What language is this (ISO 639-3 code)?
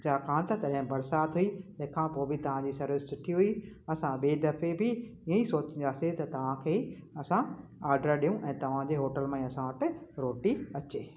snd